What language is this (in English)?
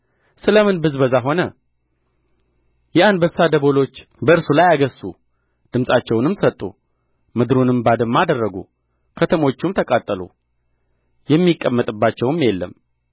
Amharic